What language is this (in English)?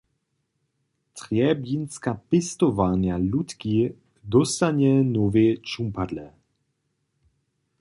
Upper Sorbian